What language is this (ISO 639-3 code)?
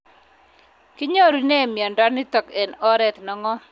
kln